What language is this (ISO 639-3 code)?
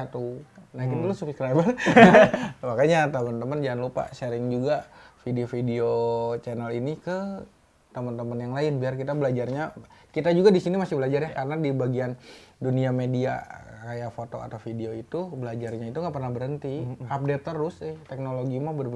ind